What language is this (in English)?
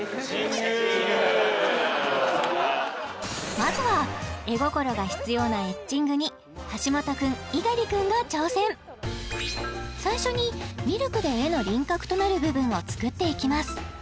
Japanese